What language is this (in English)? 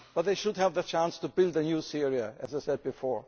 English